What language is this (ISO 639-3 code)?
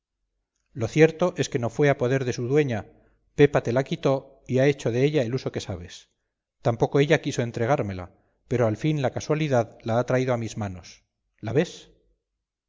spa